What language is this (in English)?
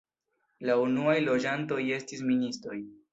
Esperanto